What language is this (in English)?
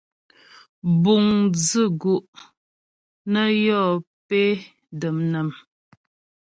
Ghomala